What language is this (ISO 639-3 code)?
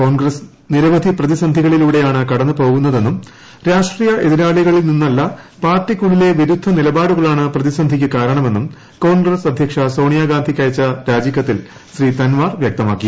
mal